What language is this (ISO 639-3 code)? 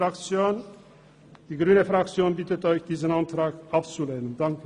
gsw